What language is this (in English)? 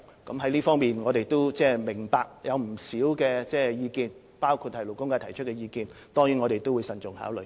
Cantonese